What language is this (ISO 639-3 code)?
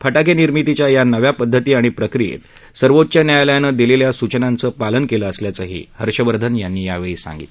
mar